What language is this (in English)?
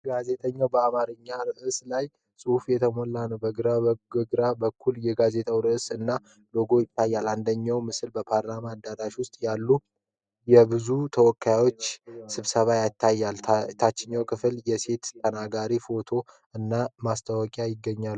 Amharic